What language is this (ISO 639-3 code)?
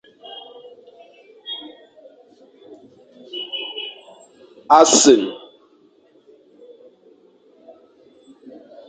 fan